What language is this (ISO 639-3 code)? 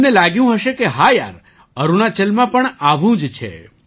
guj